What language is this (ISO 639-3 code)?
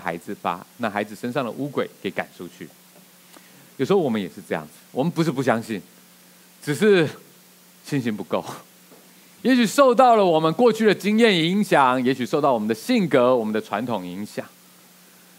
zho